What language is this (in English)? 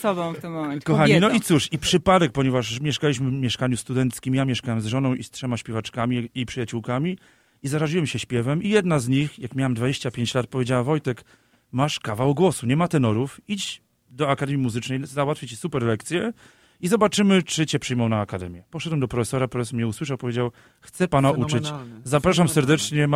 Polish